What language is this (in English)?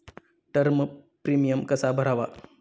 Marathi